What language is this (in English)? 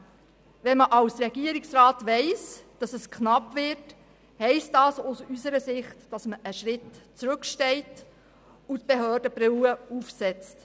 Swiss German